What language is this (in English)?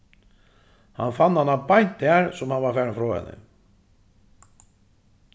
Faroese